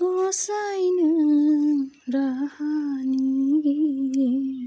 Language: Bodo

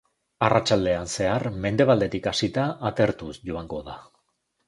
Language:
Basque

